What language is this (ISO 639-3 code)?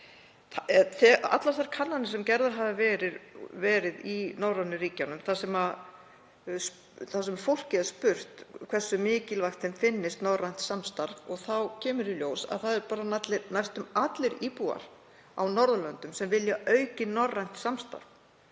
isl